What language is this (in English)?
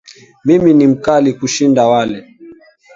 Swahili